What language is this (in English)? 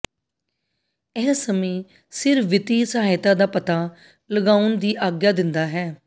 Punjabi